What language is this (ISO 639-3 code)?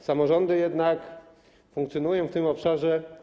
pol